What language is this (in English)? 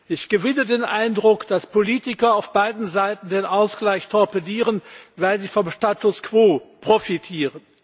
German